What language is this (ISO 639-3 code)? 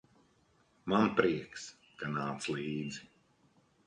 lav